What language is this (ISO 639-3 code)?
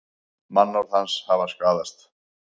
isl